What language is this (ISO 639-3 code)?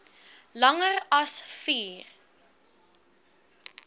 afr